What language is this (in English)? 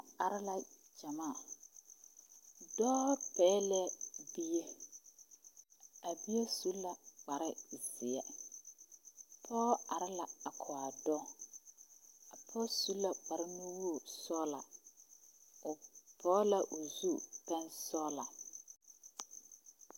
Southern Dagaare